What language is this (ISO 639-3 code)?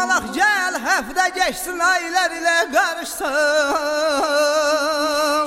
tur